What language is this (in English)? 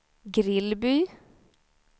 Swedish